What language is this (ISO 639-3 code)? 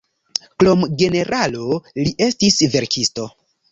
epo